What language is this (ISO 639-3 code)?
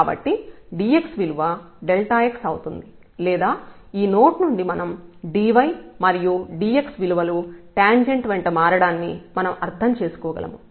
tel